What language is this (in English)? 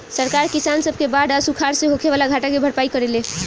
Bhojpuri